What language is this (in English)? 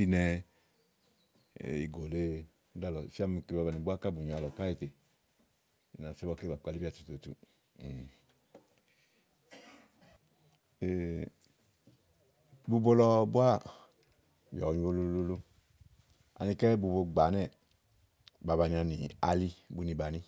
Igo